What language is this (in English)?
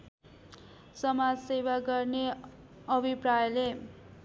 Nepali